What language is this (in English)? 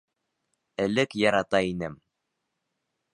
Bashkir